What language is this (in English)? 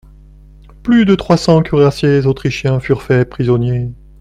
French